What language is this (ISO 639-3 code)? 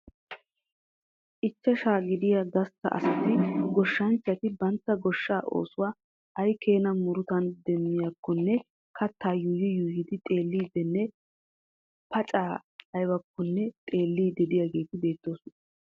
wal